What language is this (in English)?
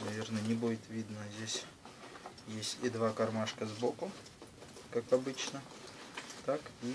Russian